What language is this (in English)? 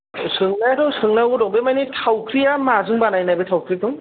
Bodo